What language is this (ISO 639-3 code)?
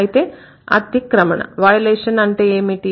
tel